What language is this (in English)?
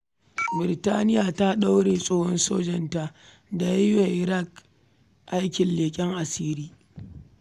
Hausa